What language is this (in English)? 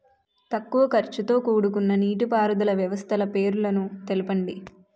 Telugu